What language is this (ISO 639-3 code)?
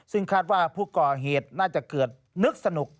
tha